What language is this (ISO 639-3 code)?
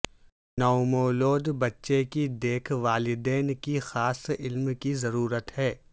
urd